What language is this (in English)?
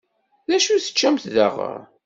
Kabyle